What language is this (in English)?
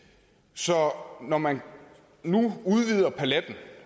Danish